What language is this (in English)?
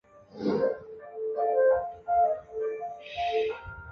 Chinese